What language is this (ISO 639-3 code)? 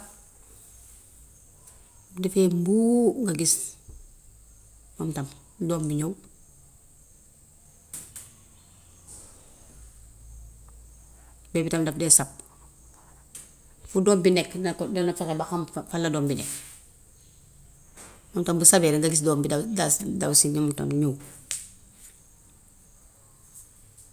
wof